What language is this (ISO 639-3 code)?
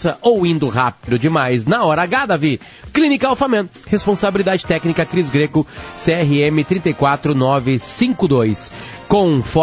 por